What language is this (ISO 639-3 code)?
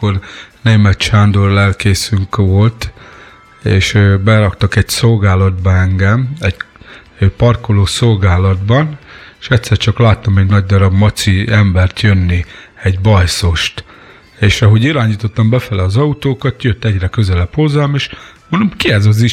hun